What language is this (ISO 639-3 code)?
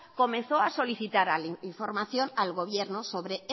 spa